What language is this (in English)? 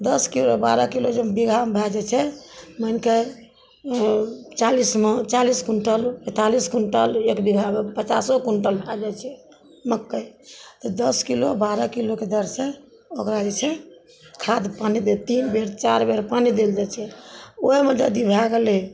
Maithili